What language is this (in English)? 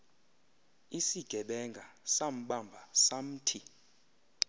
Xhosa